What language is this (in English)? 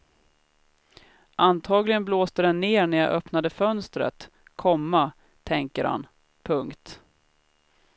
Swedish